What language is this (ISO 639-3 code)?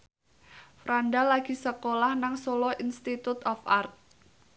jav